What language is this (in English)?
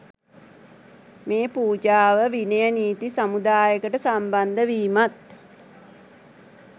Sinhala